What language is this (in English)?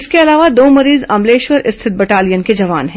Hindi